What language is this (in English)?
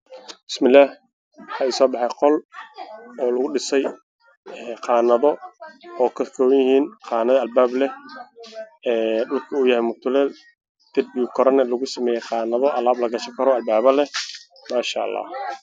Somali